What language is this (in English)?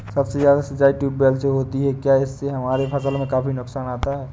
Hindi